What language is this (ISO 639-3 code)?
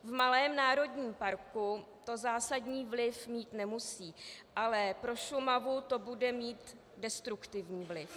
ces